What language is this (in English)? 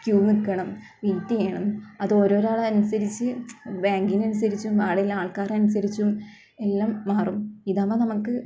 Malayalam